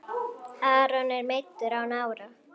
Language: Icelandic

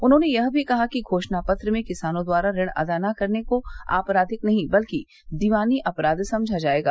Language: Hindi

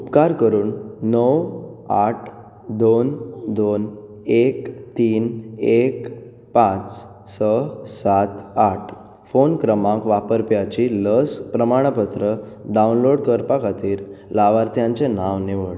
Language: Konkani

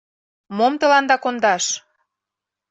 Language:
Mari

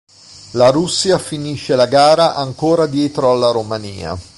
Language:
Italian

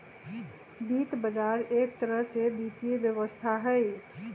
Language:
Magahi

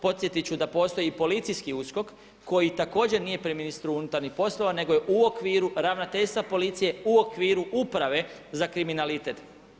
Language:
Croatian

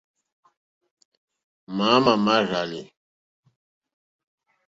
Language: Mokpwe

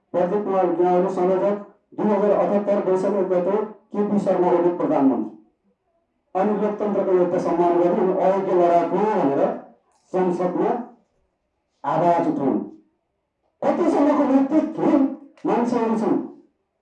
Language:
Indonesian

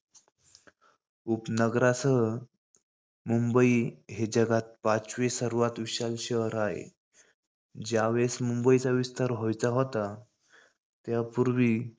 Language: Marathi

